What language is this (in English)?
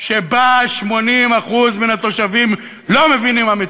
Hebrew